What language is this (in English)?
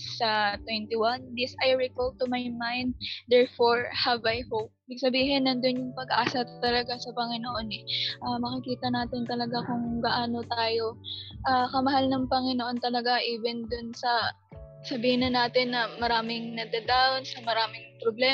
Filipino